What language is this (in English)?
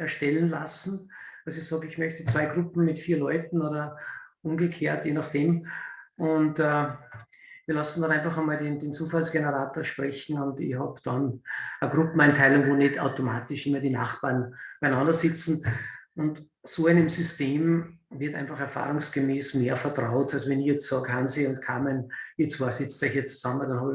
German